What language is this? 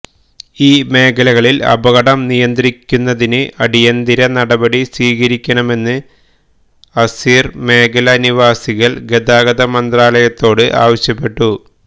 Malayalam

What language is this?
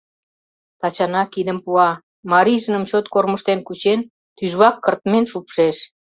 Mari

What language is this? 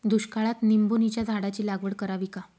Marathi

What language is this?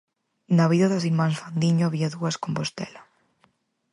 Galician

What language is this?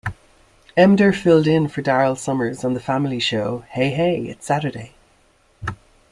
English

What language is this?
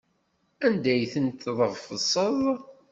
Kabyle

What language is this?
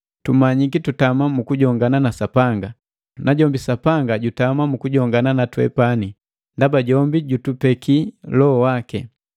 Matengo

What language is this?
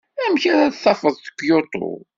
Kabyle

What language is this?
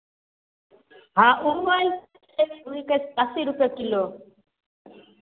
Maithili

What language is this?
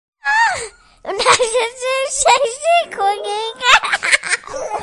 Welsh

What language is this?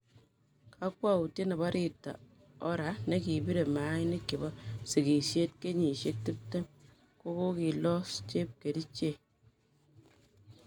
Kalenjin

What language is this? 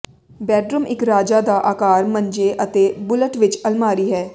Punjabi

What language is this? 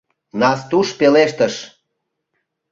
Mari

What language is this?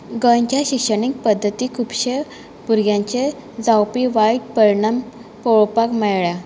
Konkani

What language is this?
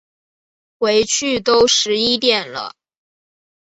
Chinese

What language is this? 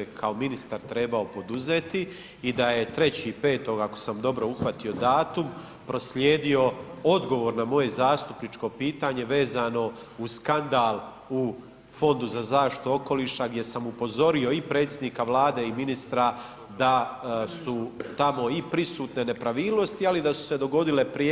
Croatian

